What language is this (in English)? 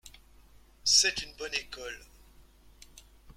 French